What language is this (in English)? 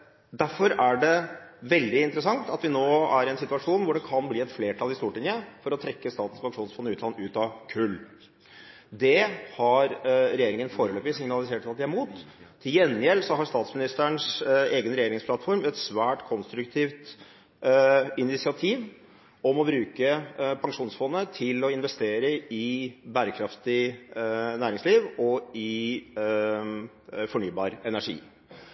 Norwegian Bokmål